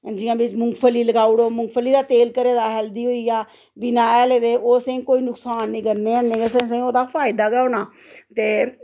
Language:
Dogri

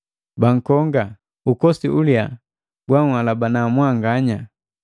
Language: Matengo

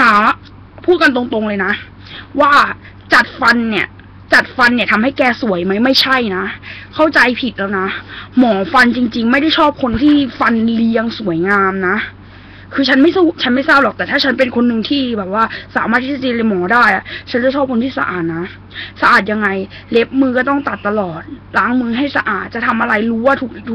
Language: Thai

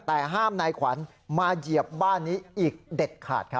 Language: Thai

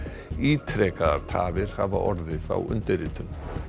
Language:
Icelandic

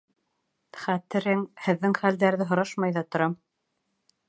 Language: Bashkir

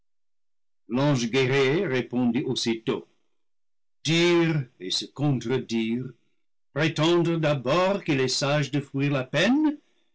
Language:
French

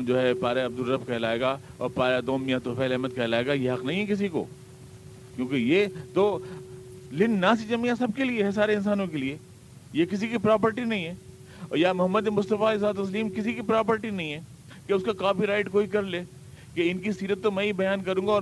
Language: Urdu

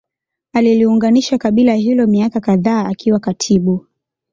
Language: Swahili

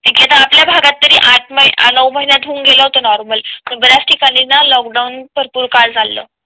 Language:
Marathi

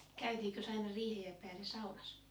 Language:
Finnish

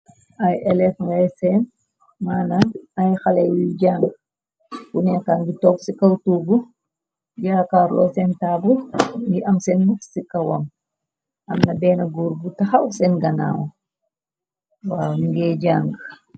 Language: Wolof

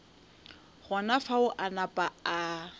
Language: Northern Sotho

